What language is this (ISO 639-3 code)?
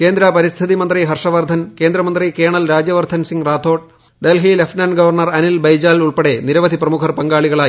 mal